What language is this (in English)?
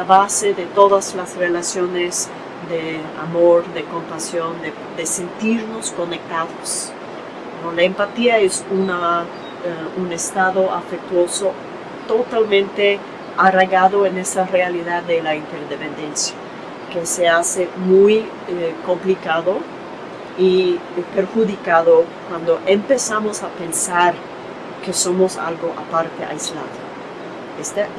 Spanish